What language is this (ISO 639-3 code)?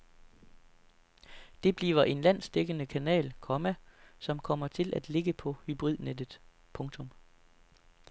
dan